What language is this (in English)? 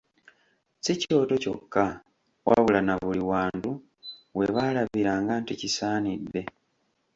Ganda